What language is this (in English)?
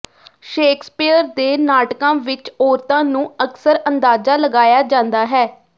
Punjabi